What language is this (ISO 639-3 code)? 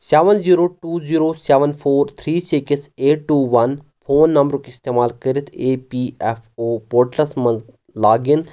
kas